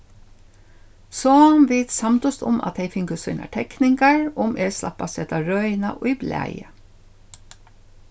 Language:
Faroese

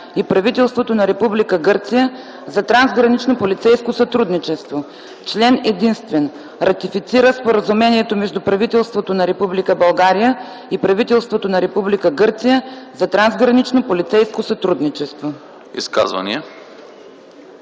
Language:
Bulgarian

